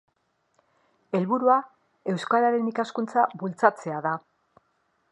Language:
Basque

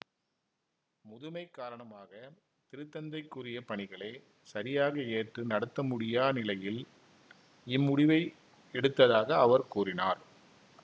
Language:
Tamil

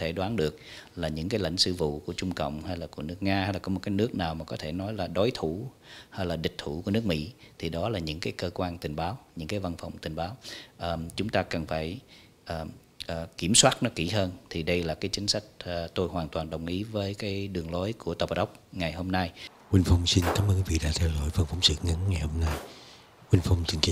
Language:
Vietnamese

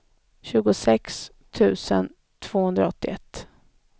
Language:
Swedish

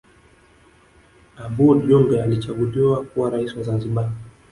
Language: Swahili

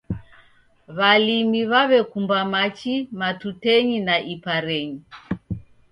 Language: Taita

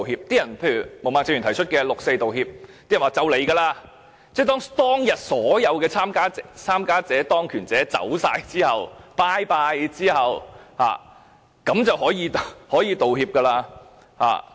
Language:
Cantonese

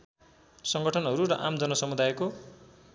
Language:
Nepali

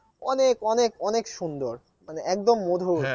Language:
Bangla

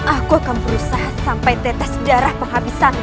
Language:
Indonesian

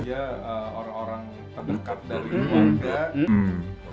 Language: Indonesian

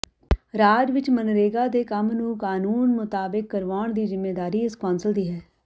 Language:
Punjabi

